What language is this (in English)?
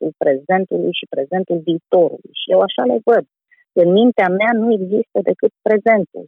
Romanian